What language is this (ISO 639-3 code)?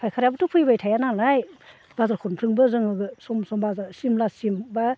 brx